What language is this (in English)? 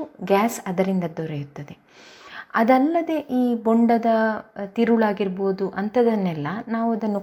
Kannada